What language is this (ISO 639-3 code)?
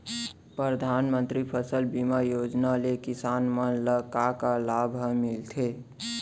hne